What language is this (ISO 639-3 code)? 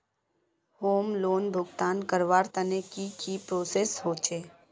mag